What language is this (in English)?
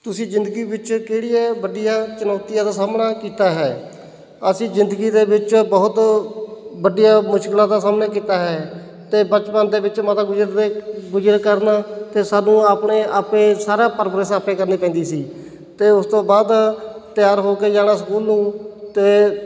Punjabi